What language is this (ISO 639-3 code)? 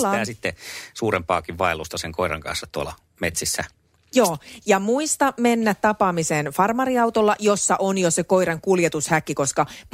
fin